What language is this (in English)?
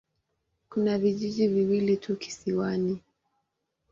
Swahili